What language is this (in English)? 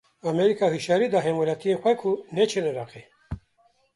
Kurdish